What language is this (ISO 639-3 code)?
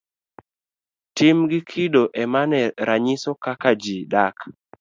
luo